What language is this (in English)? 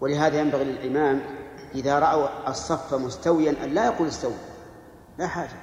Arabic